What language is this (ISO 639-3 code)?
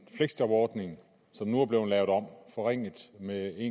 dan